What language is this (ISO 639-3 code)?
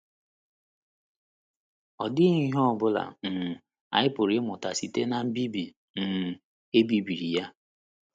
ibo